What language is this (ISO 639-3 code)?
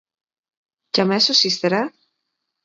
ell